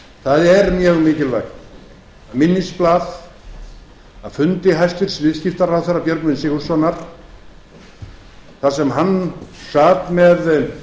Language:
Icelandic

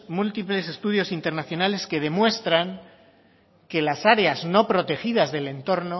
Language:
Spanish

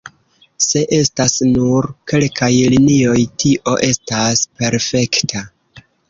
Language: Esperanto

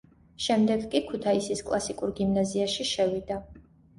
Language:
Georgian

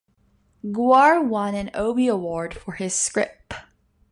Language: English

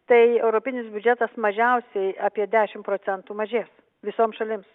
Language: Lithuanian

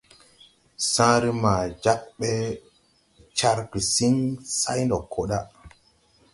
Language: Tupuri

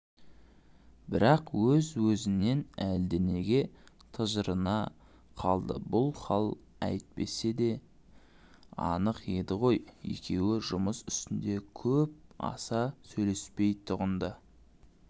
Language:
Kazakh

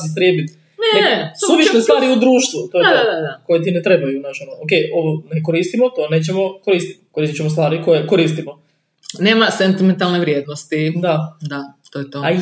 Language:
Croatian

